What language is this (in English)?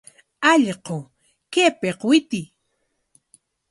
Corongo Ancash Quechua